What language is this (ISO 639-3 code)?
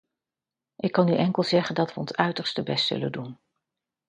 nld